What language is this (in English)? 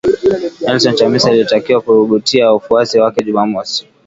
Swahili